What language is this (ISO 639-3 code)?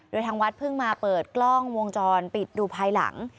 tha